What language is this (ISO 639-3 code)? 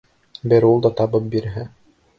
bak